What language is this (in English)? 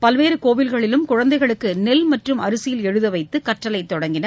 Tamil